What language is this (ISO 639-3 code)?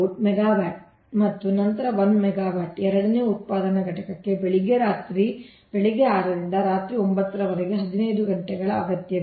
kan